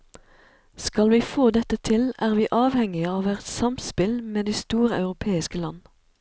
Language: Norwegian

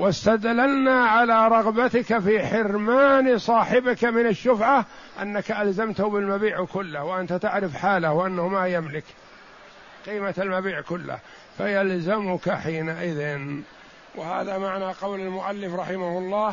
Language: Arabic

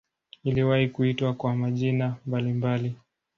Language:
Swahili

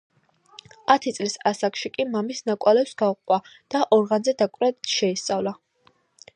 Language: Georgian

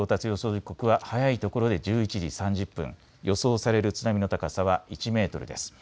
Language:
Japanese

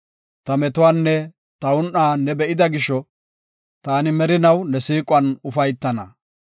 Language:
Gofa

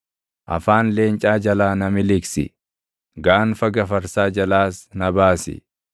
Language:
Oromo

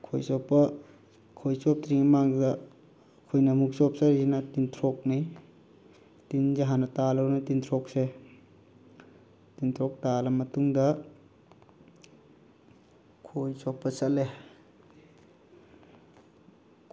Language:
Manipuri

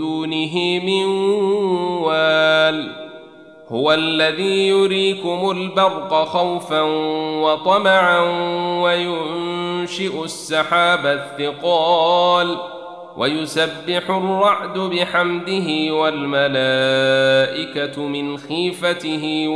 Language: Arabic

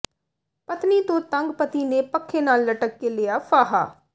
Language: Punjabi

